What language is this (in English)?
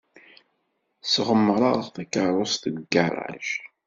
Kabyle